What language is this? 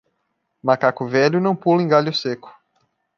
Portuguese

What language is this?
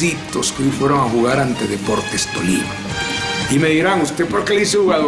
Spanish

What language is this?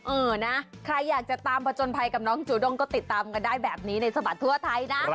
Thai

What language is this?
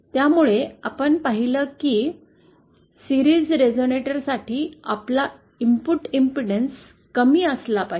Marathi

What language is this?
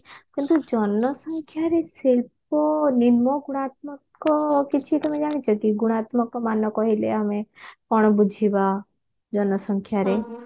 Odia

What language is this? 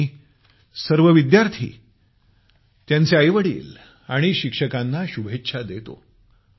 Marathi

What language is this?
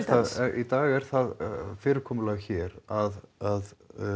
Icelandic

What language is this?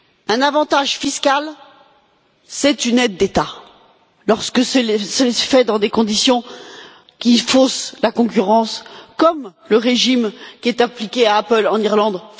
French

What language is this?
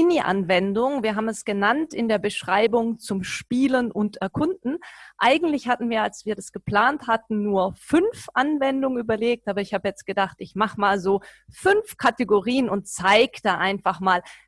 German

